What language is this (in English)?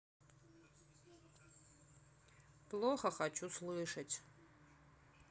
Russian